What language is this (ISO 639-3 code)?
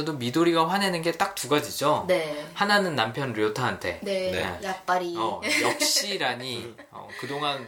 kor